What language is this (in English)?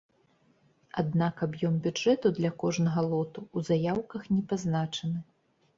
Belarusian